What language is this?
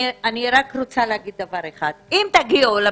Hebrew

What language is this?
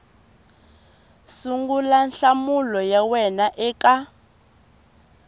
Tsonga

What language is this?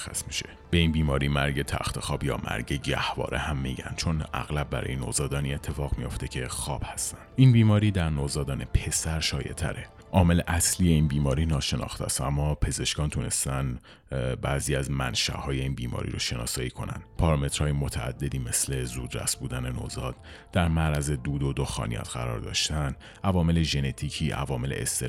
Persian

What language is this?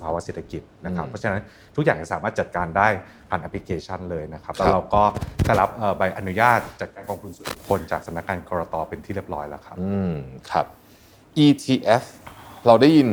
Thai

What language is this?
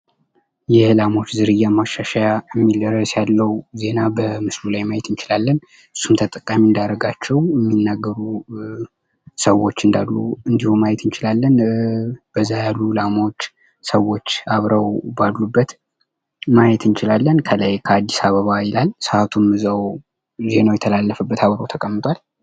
Amharic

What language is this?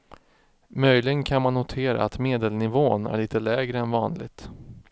Swedish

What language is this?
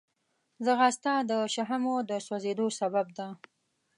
Pashto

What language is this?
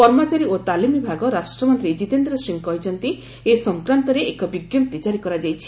Odia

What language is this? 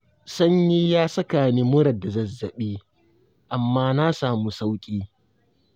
Hausa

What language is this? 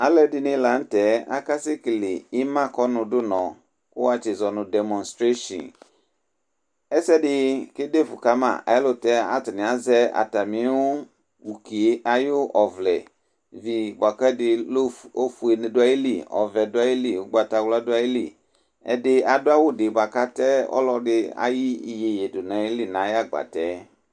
Ikposo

